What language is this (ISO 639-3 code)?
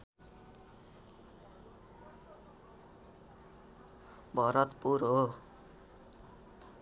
nep